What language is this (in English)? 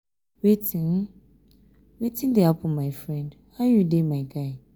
Nigerian Pidgin